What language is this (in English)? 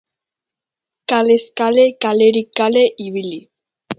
Basque